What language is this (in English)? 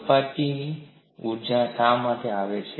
Gujarati